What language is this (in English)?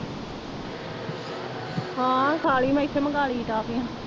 Punjabi